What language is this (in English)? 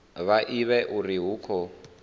Venda